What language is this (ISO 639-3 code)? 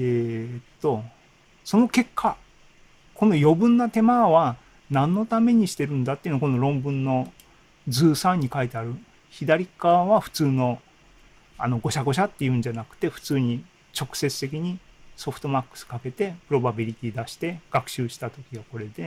jpn